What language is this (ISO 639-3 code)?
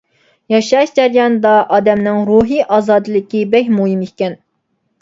uig